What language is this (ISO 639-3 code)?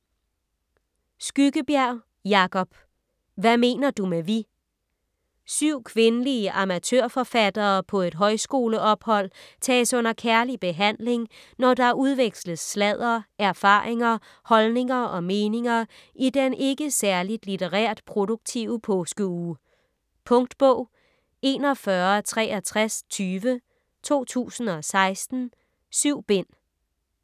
dan